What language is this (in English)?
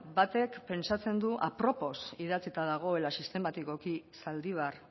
Basque